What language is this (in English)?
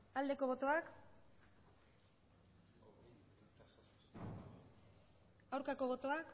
Basque